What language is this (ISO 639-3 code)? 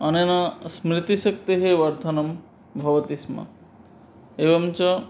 san